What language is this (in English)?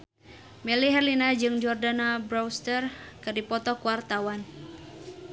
Sundanese